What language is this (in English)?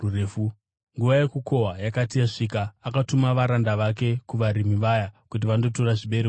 Shona